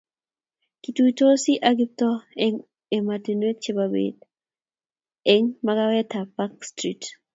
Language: Kalenjin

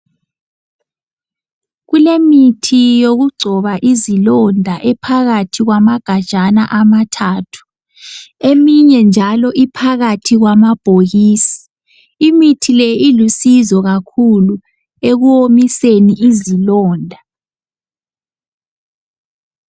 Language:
North Ndebele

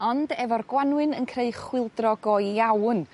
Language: Welsh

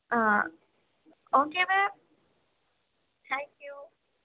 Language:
Urdu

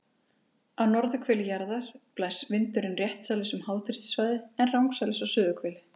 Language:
Icelandic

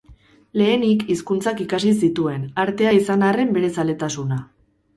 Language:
Basque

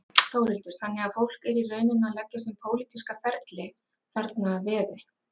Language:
Icelandic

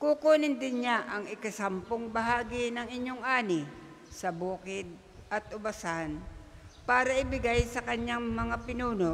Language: Filipino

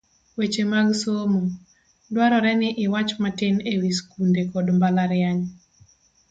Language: Luo (Kenya and Tanzania)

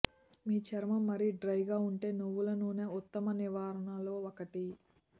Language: Telugu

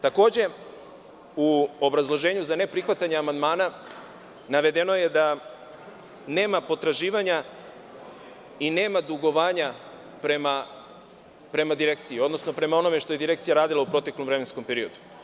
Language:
Serbian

